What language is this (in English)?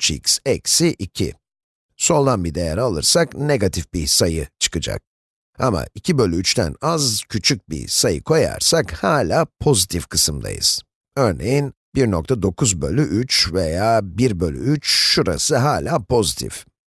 Turkish